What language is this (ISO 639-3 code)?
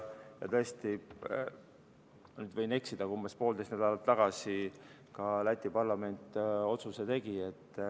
est